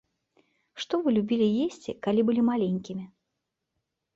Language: Belarusian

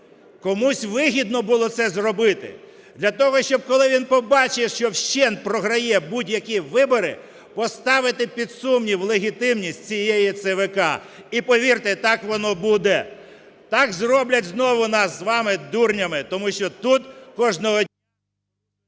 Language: Ukrainian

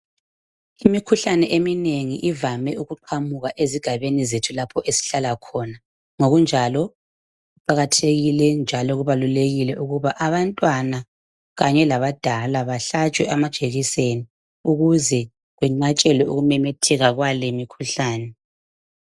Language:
North Ndebele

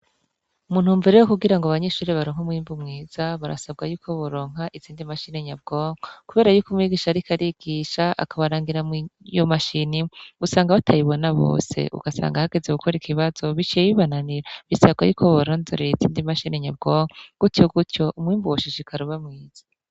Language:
Rundi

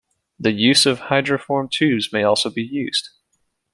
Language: English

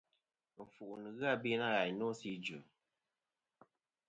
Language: Kom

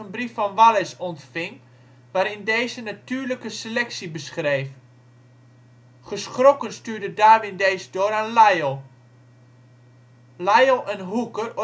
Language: Dutch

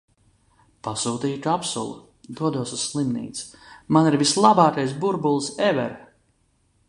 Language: Latvian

